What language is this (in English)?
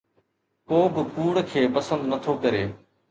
Sindhi